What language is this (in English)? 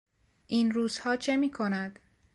Persian